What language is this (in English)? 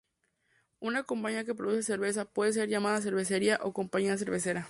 Spanish